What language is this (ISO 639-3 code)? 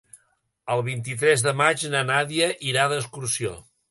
cat